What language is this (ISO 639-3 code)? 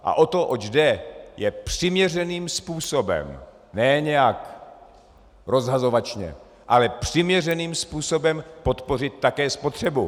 ces